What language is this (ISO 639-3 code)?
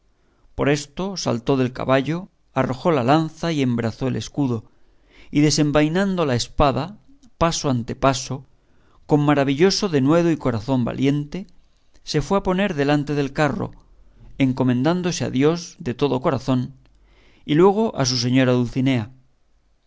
spa